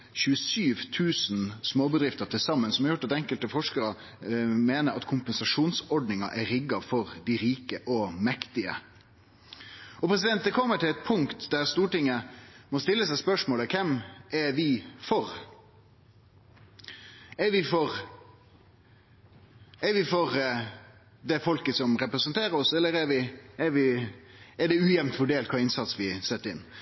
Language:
Norwegian Nynorsk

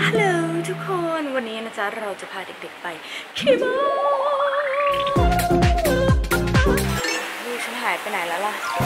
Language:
Thai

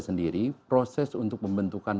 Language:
Indonesian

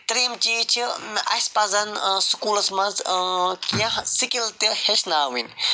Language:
Kashmiri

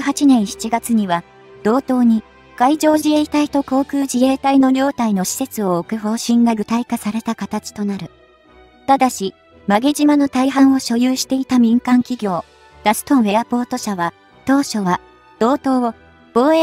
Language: Japanese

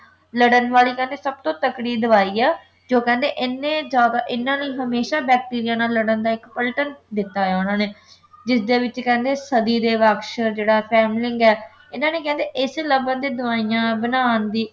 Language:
Punjabi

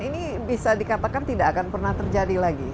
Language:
Indonesian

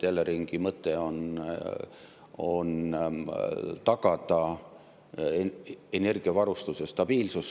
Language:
Estonian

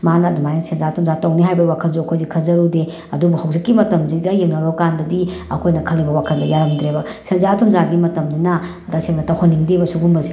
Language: Manipuri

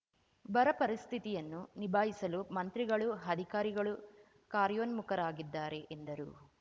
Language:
Kannada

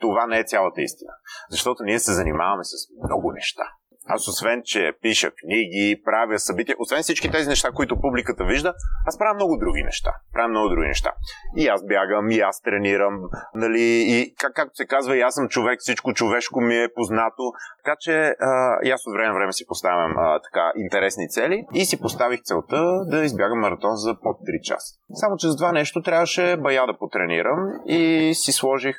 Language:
Bulgarian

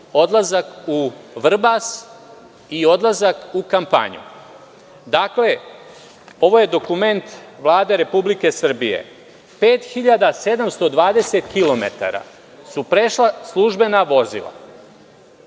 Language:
Serbian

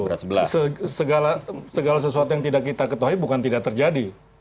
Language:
Indonesian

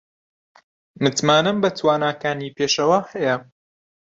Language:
Central Kurdish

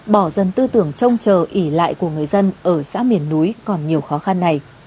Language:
Vietnamese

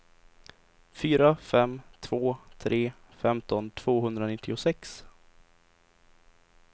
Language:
Swedish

